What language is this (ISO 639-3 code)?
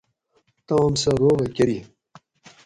gwc